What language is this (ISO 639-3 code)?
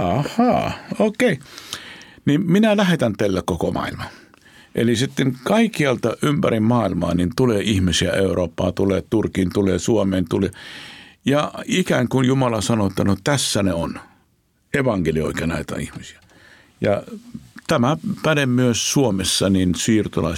fin